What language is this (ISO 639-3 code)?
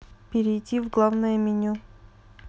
rus